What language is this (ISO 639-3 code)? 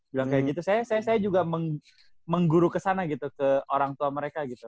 ind